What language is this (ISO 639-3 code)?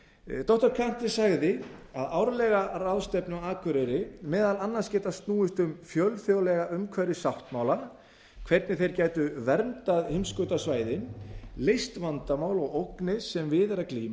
isl